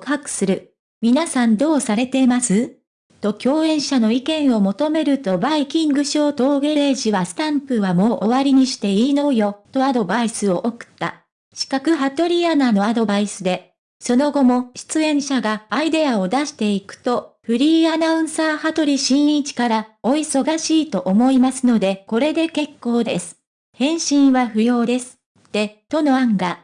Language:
Japanese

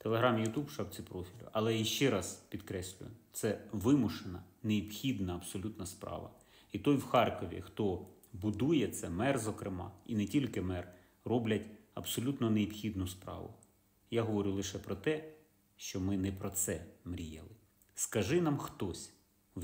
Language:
Ukrainian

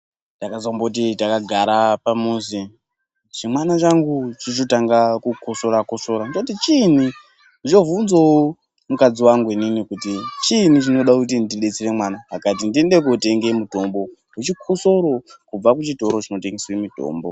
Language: Ndau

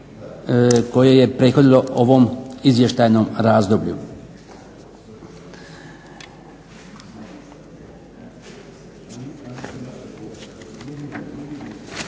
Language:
Croatian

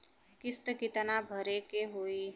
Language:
Bhojpuri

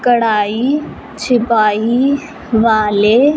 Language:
Punjabi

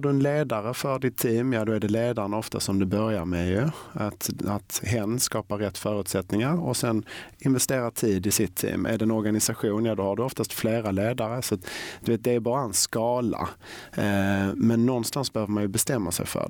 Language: Swedish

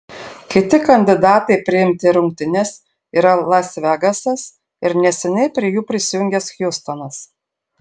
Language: Lithuanian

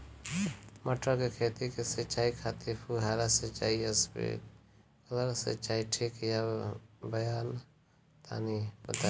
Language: Bhojpuri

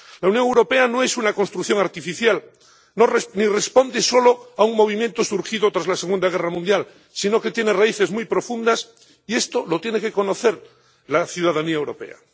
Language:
Spanish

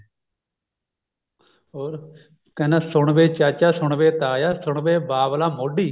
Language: Punjabi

